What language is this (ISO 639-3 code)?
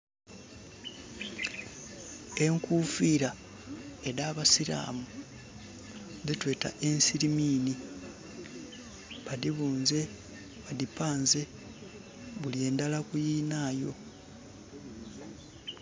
xog